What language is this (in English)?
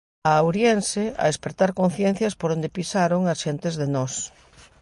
Galician